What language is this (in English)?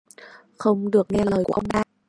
Vietnamese